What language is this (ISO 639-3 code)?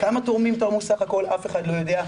heb